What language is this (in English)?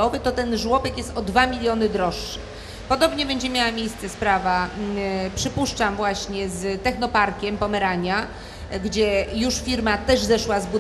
Polish